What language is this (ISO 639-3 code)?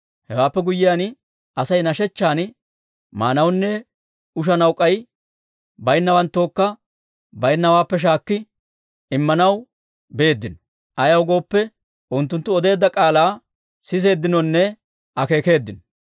dwr